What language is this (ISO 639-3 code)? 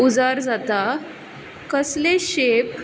kok